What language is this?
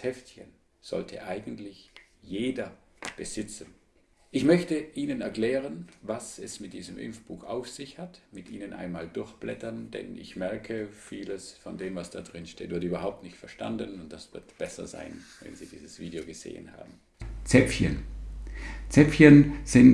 German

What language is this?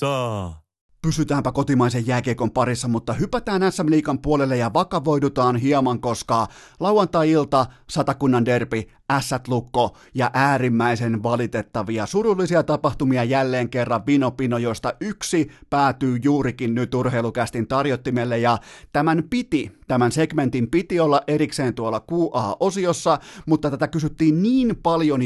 Finnish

